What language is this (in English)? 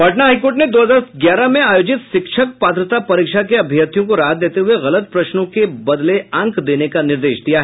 Hindi